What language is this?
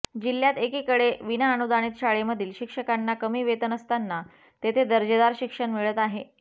Marathi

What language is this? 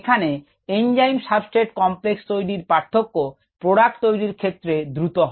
Bangla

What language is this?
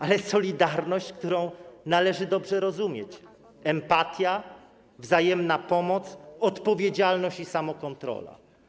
Polish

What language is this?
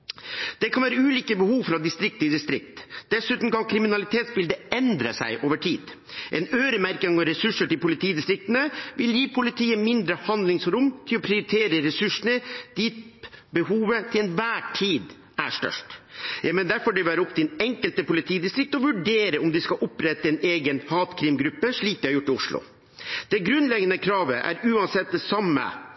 Norwegian Bokmål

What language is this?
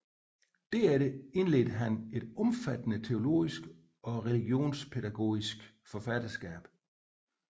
Danish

